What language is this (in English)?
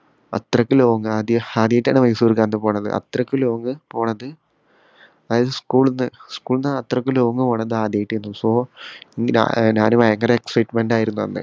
Malayalam